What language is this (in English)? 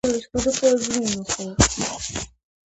Georgian